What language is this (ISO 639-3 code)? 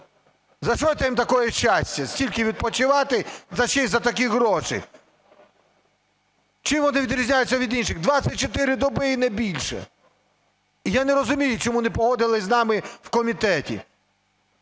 ukr